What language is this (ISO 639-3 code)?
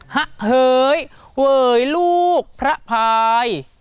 tha